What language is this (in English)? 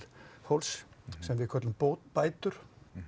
Icelandic